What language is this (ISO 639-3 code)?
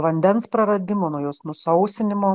lit